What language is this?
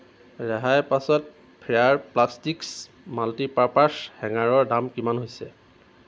Assamese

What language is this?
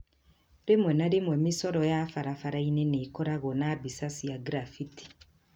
Kikuyu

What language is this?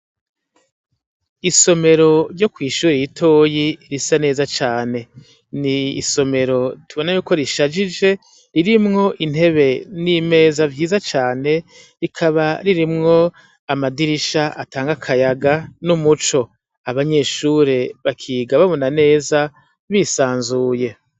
Rundi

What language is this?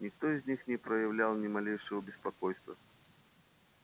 Russian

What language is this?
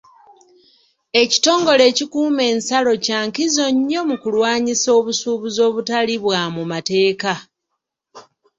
Ganda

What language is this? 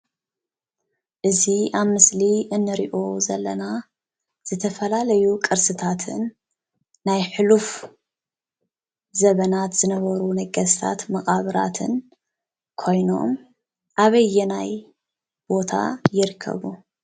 Tigrinya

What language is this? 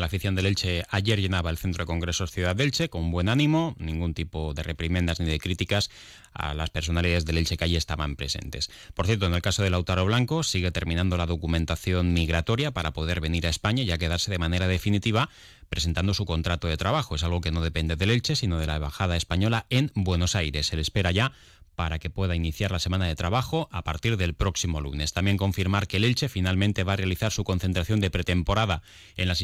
Spanish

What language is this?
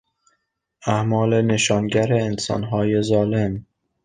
Persian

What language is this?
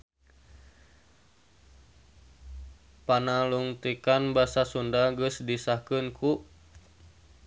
Sundanese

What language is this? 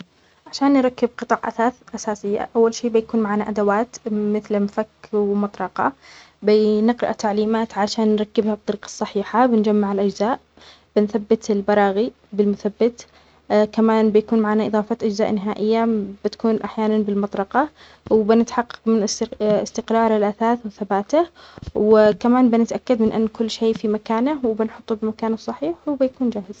Omani Arabic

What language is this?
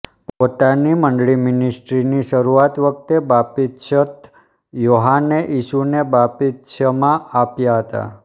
Gujarati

